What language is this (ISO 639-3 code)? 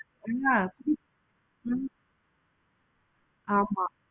tam